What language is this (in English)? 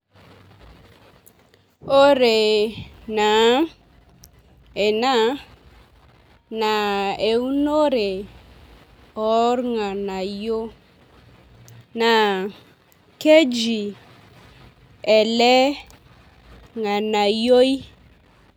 Masai